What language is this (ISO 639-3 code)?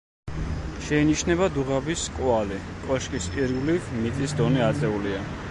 kat